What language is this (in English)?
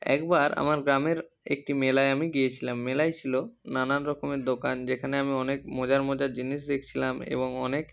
Bangla